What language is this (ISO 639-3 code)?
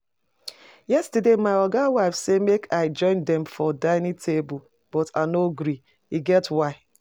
pcm